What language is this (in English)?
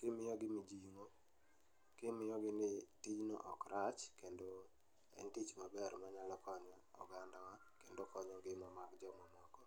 Luo (Kenya and Tanzania)